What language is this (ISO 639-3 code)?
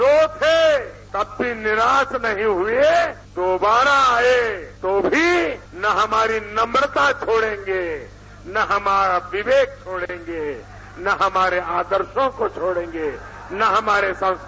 hin